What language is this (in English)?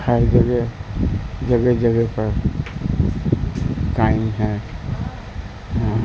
Urdu